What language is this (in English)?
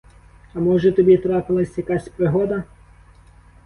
Ukrainian